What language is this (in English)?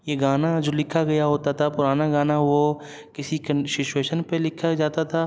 Urdu